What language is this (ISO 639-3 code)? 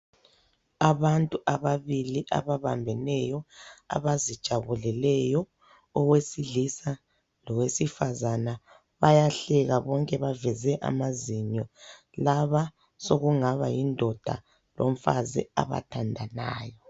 nde